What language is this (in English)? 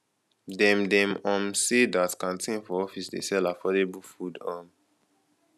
Nigerian Pidgin